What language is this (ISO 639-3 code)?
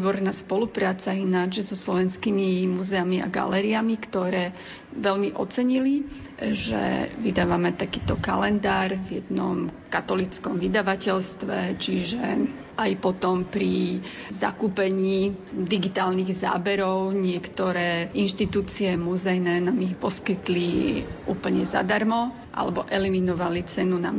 slk